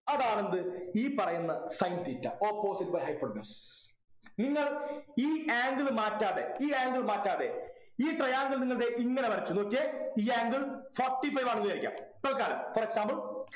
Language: Malayalam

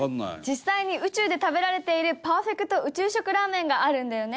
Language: Japanese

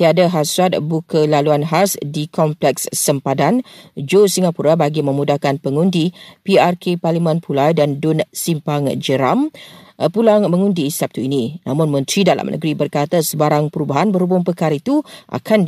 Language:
Malay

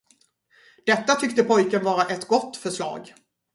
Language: Swedish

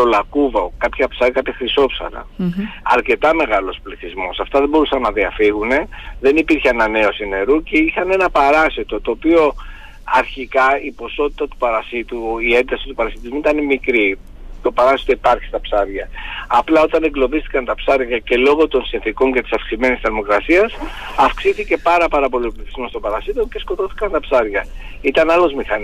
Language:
Greek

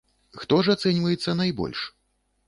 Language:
Belarusian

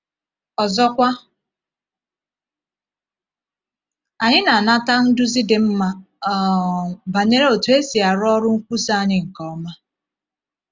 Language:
Igbo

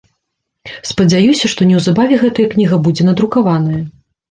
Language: Belarusian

